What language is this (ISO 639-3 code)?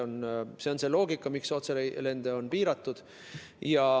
est